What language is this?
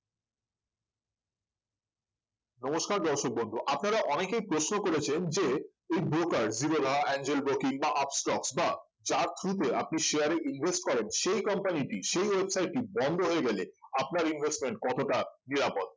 Bangla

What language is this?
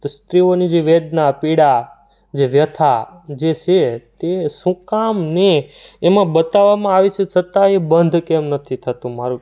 Gujarati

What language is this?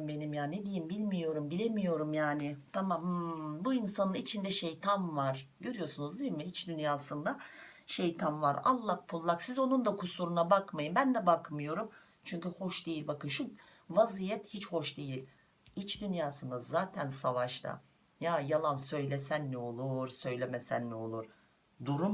Turkish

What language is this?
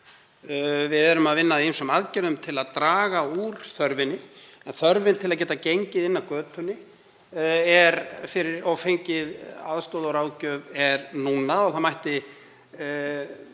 Icelandic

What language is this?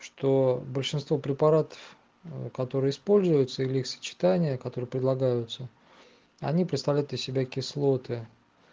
Russian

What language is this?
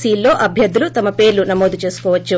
Telugu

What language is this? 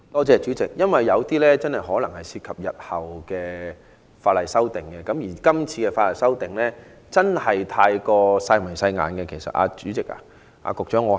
Cantonese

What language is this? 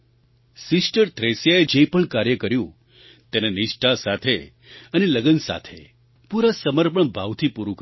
Gujarati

